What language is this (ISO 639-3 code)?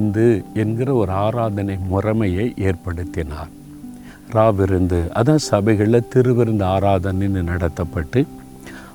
tam